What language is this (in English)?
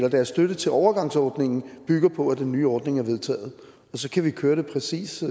Danish